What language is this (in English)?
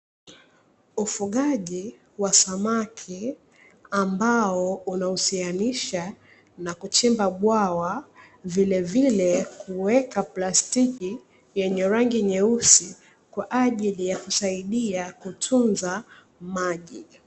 Swahili